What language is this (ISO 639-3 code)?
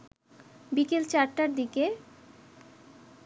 ben